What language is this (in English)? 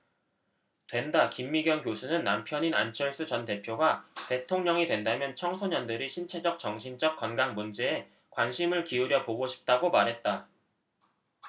Korean